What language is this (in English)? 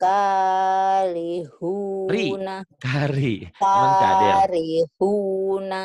Indonesian